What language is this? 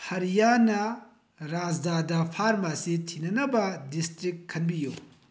Manipuri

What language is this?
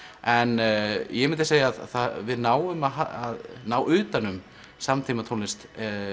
Icelandic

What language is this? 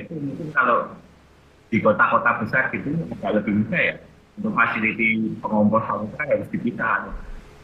Indonesian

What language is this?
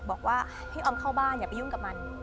Thai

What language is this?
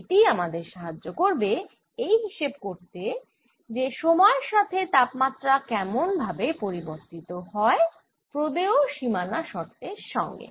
Bangla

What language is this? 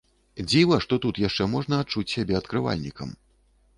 Belarusian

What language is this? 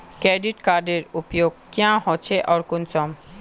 Magahi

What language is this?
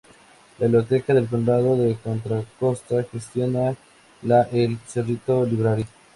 Spanish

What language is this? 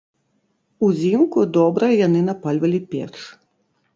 Belarusian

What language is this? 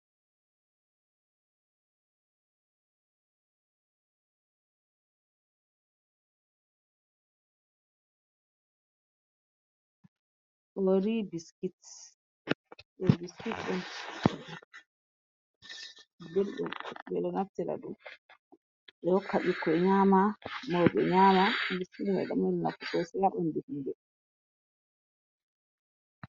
Fula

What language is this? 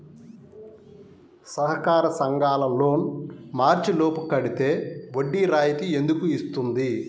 Telugu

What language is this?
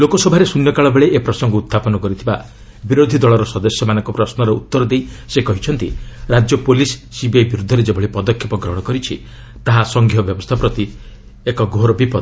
Odia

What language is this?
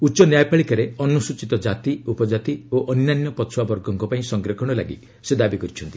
Odia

